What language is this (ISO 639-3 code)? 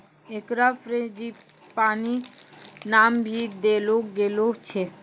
mai